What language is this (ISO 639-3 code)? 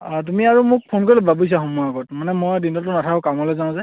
asm